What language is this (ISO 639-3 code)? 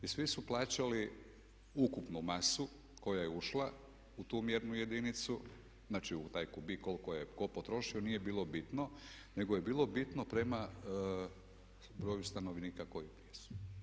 hrv